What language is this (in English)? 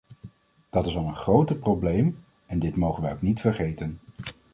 Dutch